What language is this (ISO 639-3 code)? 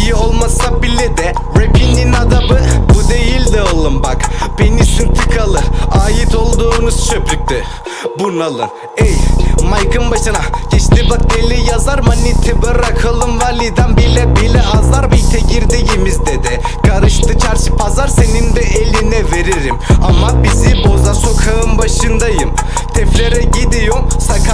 tur